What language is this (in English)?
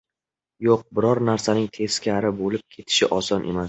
Uzbek